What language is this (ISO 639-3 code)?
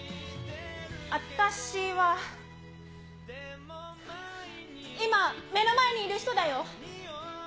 jpn